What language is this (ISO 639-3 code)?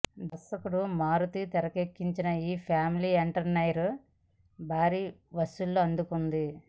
tel